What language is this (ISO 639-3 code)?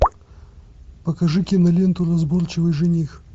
rus